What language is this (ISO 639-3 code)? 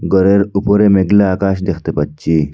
ben